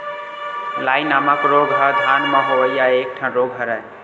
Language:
Chhattisgarhi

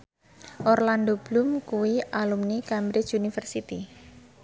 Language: Javanese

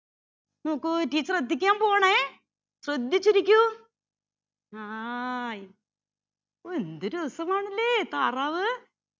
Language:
Malayalam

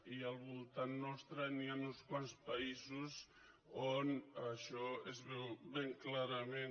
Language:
Catalan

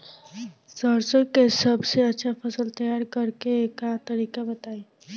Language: Bhojpuri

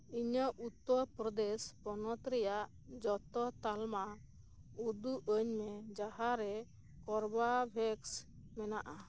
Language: Santali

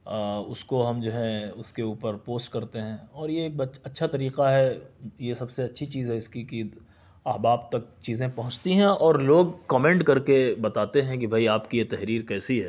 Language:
Urdu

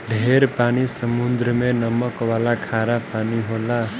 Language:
Bhojpuri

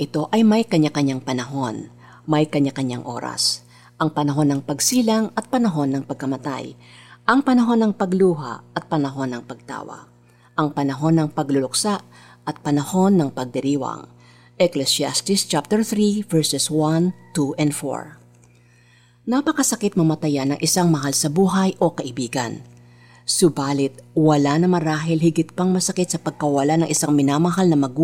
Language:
Filipino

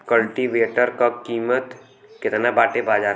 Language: Bhojpuri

